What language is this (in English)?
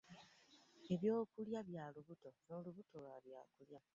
Ganda